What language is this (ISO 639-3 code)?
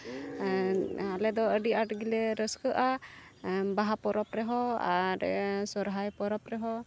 sat